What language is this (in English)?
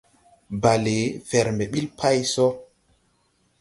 Tupuri